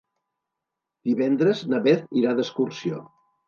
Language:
Catalan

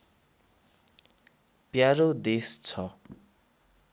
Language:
Nepali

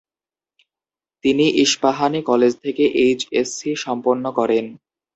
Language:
Bangla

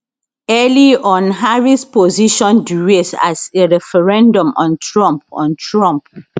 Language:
Nigerian Pidgin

